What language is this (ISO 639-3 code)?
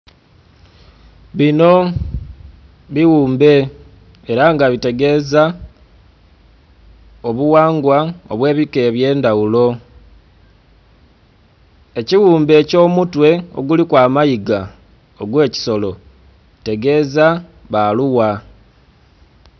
xog